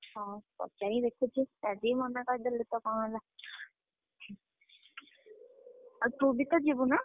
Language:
Odia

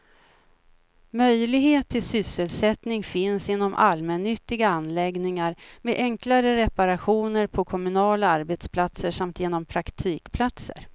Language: Swedish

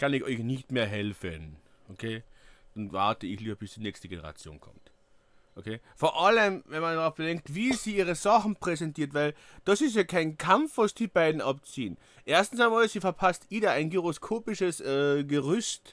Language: German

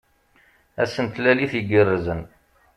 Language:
Kabyle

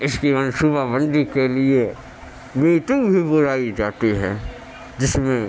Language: Urdu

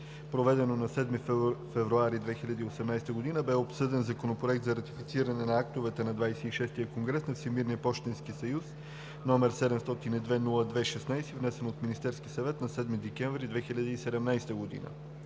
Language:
Bulgarian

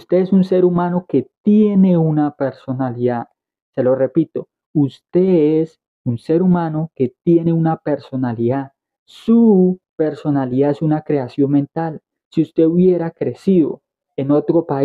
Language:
Spanish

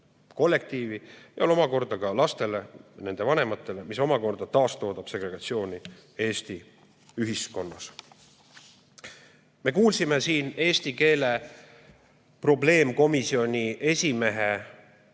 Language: Estonian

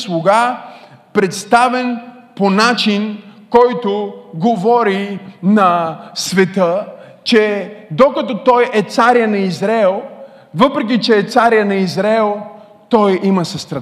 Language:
Bulgarian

